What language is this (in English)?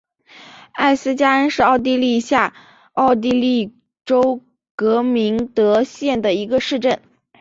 Chinese